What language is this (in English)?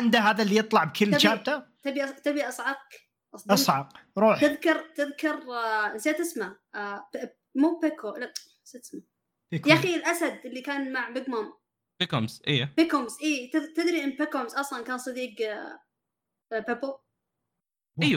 Arabic